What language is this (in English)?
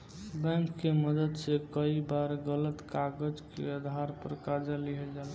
Bhojpuri